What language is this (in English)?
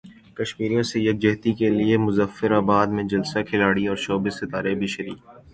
Urdu